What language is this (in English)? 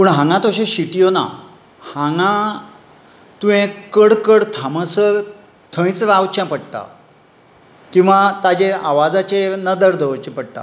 Konkani